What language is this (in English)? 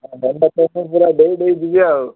Odia